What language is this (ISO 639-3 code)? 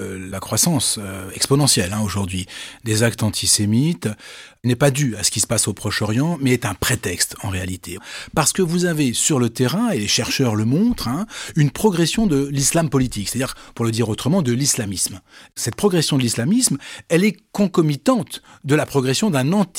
fra